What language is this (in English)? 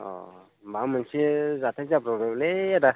Bodo